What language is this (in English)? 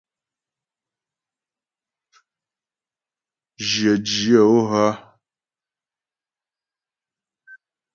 Ghomala